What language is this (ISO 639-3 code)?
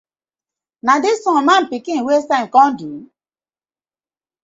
pcm